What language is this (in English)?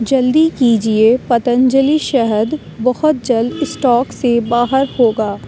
Urdu